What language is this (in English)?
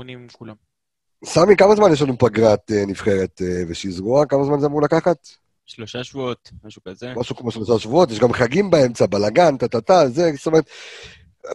Hebrew